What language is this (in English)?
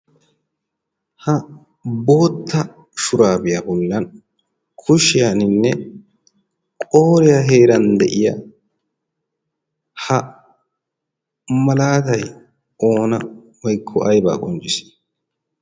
Wolaytta